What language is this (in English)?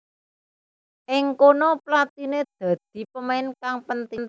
Javanese